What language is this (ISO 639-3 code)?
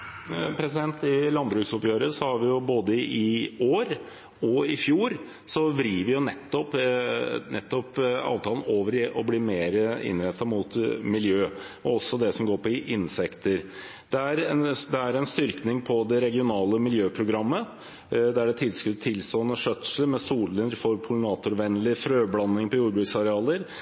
nob